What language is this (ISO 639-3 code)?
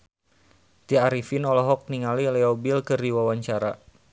sun